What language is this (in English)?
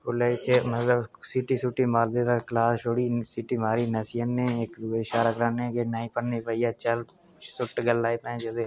Dogri